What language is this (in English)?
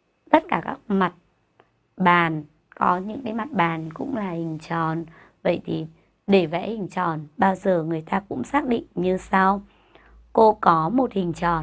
Vietnamese